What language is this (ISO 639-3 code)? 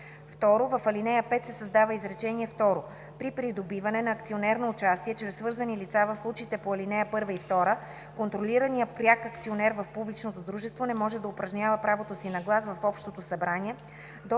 bul